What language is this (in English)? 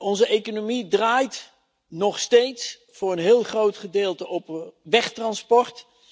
Dutch